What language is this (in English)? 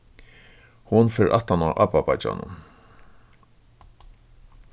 Faroese